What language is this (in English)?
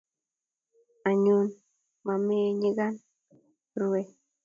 Kalenjin